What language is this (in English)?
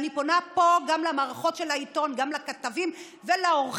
Hebrew